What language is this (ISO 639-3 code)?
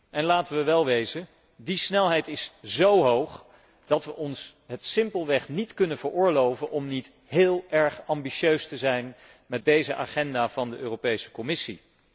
nld